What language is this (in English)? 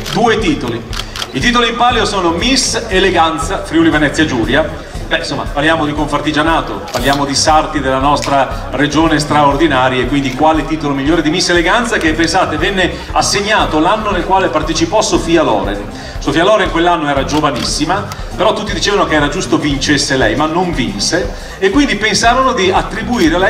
Italian